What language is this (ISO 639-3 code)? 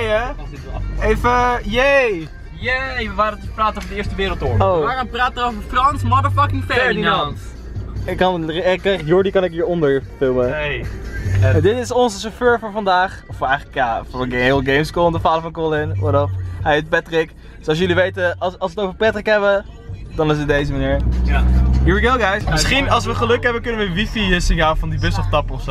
nld